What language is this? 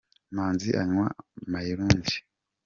Kinyarwanda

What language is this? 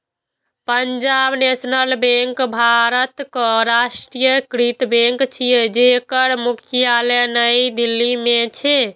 Maithili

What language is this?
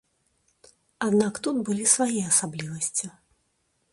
Belarusian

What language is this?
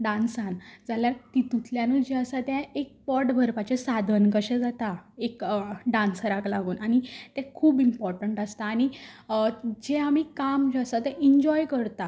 Konkani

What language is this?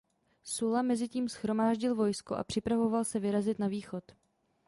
Czech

